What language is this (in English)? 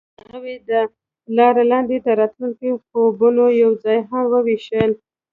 Pashto